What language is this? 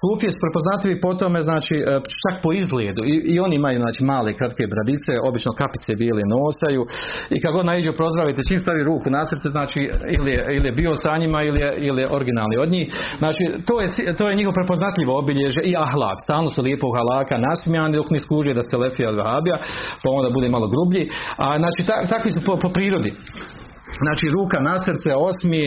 Croatian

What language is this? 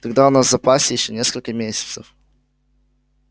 Russian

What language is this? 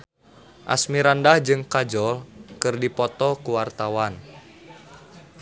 Sundanese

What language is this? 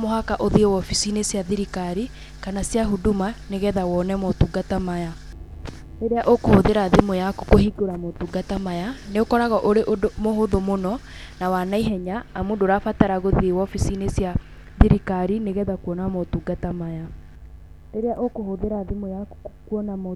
Kikuyu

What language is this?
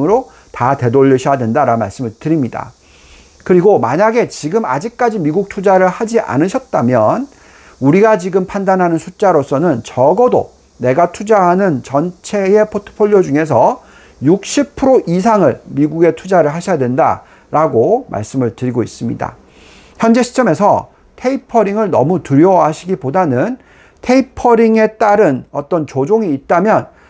Korean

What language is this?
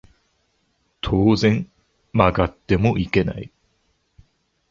Japanese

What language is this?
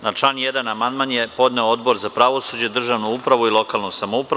Serbian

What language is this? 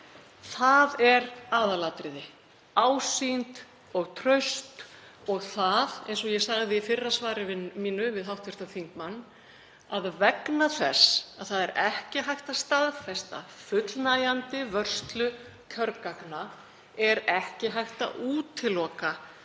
Icelandic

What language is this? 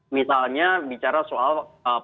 Indonesian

